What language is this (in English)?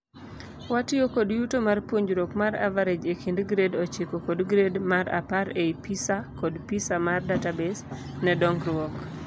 Luo (Kenya and Tanzania)